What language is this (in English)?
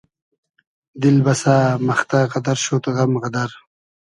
Hazaragi